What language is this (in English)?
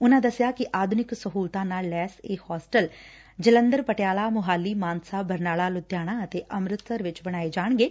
Punjabi